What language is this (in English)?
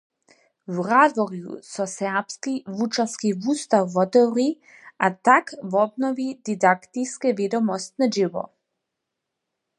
Upper Sorbian